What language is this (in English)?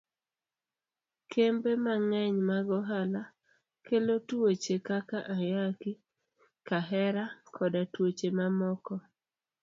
Luo (Kenya and Tanzania)